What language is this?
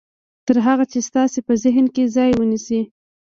Pashto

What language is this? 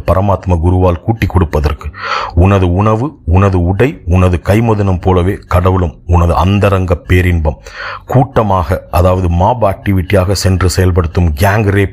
Tamil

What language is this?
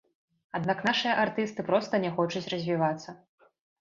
Belarusian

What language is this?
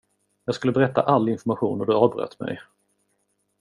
Swedish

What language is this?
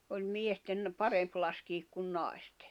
Finnish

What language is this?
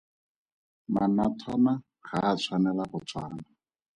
Tswana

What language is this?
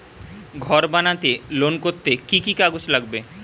Bangla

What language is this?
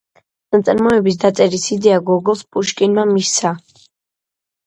Georgian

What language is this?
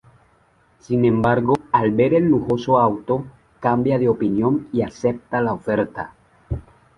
Spanish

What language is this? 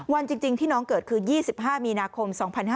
Thai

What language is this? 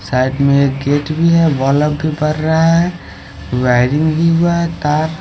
Hindi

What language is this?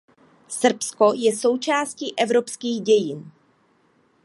Czech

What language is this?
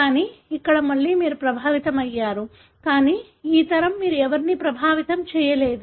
Telugu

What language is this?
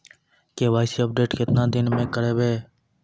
Maithili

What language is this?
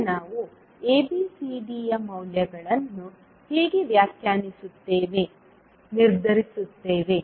Kannada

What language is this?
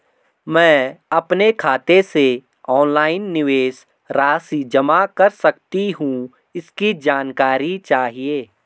Hindi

